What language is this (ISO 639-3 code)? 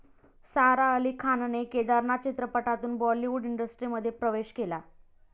mar